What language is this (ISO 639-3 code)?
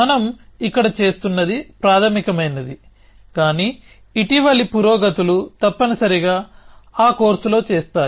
tel